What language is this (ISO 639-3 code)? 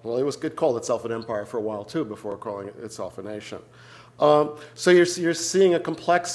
eng